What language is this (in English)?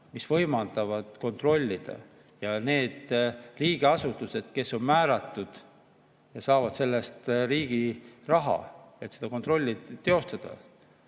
Estonian